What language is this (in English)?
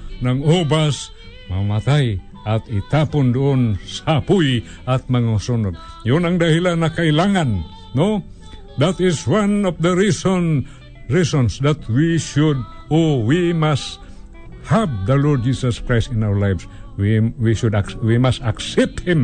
Filipino